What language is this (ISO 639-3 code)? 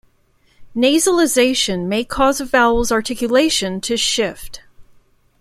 eng